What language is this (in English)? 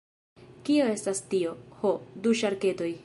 Esperanto